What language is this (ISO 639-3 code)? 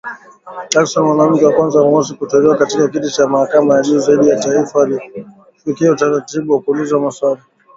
swa